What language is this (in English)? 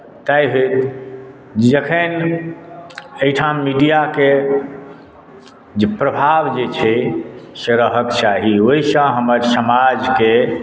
Maithili